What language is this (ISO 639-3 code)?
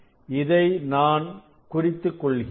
tam